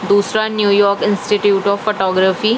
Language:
Urdu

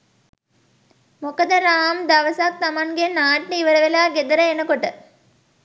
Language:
Sinhala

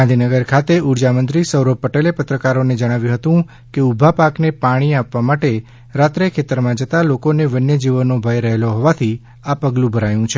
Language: Gujarati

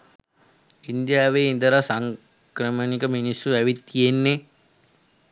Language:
Sinhala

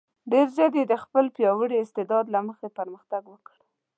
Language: Pashto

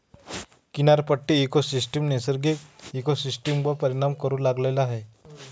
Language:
Marathi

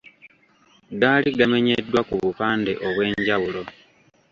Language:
Ganda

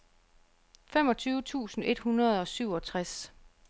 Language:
Danish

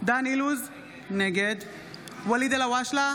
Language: Hebrew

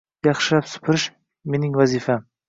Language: Uzbek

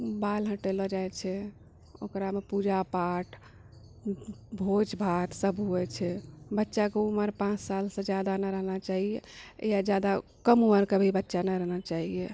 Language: Maithili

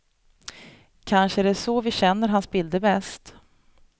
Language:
Swedish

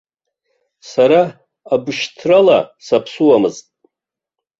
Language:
Abkhazian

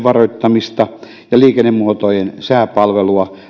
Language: Finnish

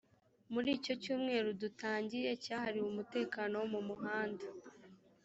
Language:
Kinyarwanda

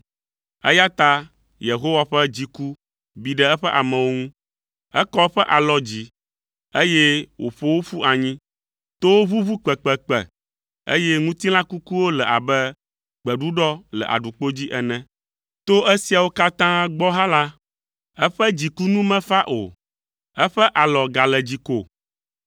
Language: Ewe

